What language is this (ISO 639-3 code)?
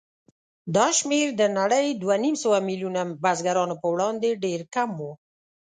pus